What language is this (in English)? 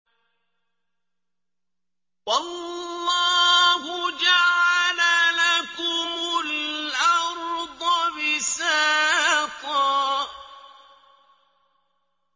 Arabic